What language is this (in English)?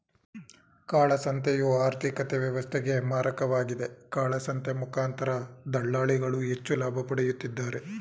Kannada